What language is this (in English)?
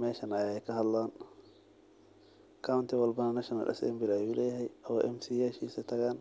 Somali